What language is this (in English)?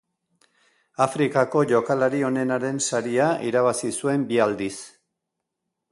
Basque